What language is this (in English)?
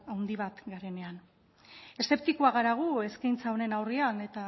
Basque